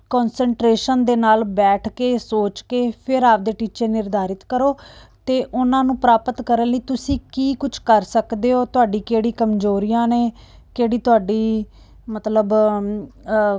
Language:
Punjabi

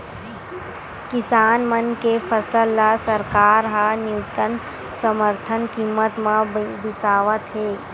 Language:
Chhattisgarhi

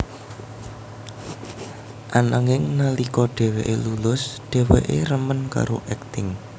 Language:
Javanese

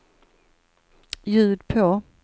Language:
Swedish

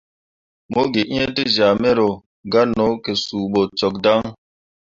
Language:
Mundang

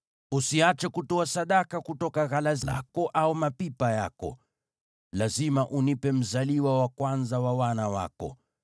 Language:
Swahili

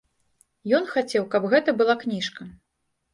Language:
Belarusian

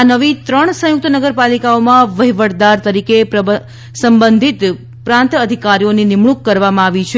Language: Gujarati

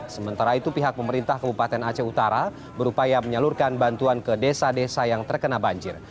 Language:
Indonesian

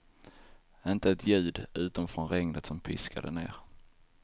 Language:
Swedish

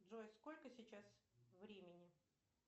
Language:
Russian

